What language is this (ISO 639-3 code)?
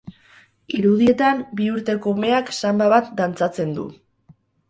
eus